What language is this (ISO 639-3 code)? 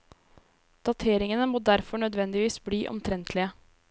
nor